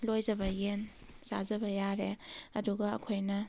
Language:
Manipuri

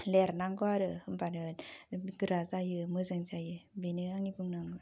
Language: Bodo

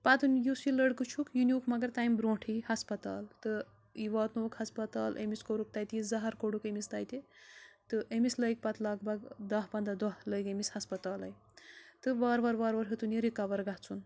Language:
Kashmiri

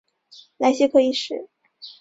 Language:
Chinese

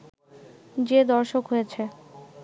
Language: Bangla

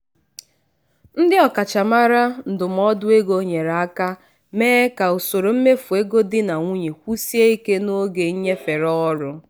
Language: Igbo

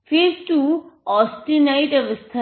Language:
Hindi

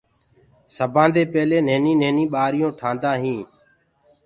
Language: Gurgula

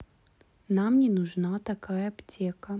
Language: Russian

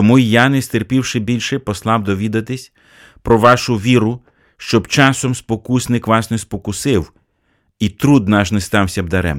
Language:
Ukrainian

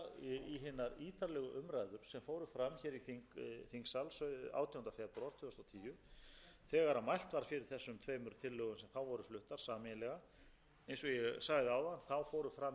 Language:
Icelandic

